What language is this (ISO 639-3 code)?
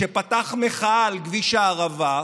heb